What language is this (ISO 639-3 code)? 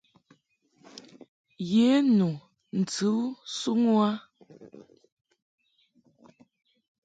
mhk